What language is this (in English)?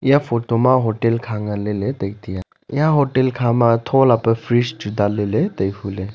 Wancho Naga